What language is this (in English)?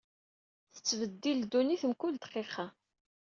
Kabyle